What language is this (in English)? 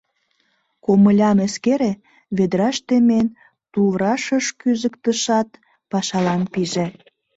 Mari